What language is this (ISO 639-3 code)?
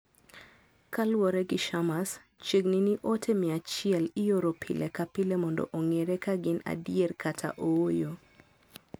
luo